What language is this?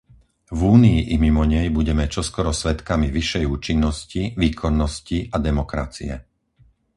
Slovak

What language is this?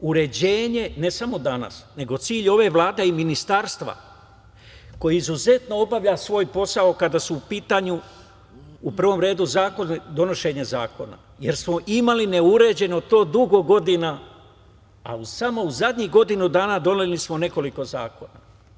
Serbian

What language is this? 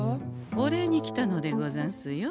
Japanese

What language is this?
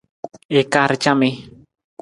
Nawdm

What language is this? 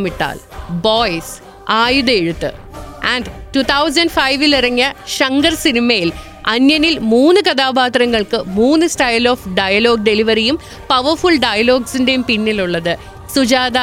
Malayalam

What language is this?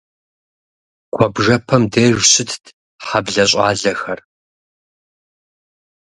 Kabardian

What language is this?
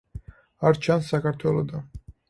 Georgian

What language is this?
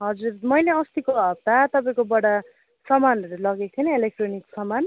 Nepali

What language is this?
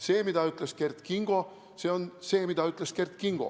Estonian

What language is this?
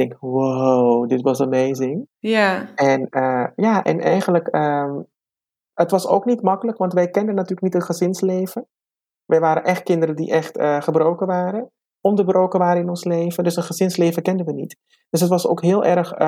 Dutch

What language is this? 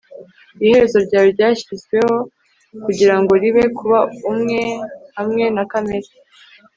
Kinyarwanda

